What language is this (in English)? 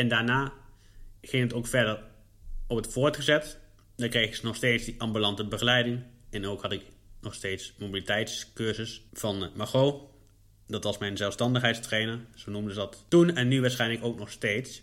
Dutch